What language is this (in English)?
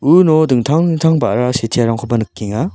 Garo